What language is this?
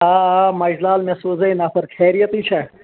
Kashmiri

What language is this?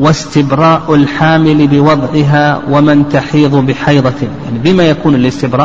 Arabic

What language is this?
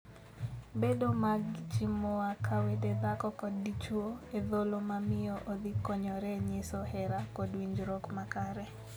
Luo (Kenya and Tanzania)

